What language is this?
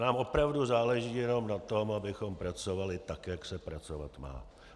Czech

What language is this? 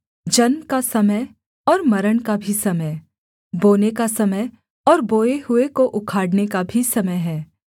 Hindi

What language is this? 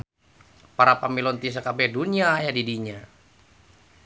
Sundanese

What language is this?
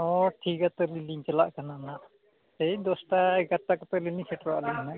Santali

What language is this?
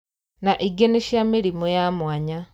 Kikuyu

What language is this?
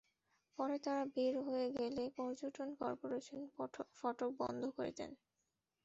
Bangla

